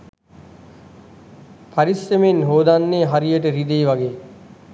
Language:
Sinhala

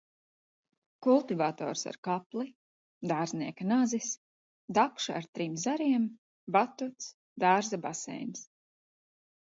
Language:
Latvian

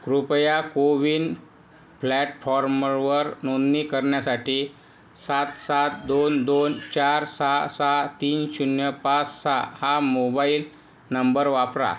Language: Marathi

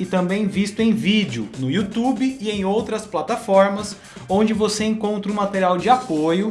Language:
Portuguese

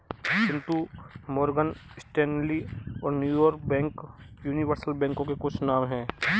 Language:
Hindi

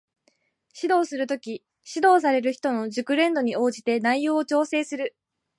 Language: Japanese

